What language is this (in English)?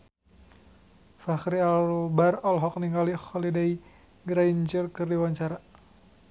Sundanese